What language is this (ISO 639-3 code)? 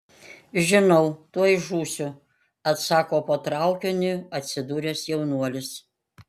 lit